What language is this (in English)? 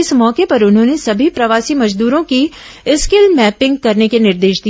Hindi